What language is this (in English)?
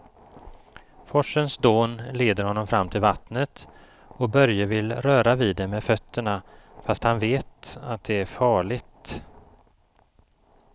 Swedish